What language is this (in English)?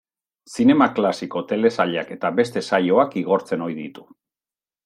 Basque